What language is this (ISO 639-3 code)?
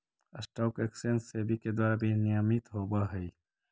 mag